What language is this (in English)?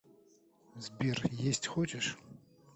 Russian